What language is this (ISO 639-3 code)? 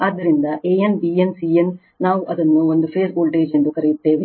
kan